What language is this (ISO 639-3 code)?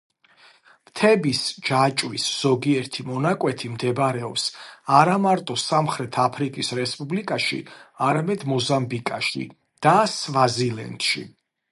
kat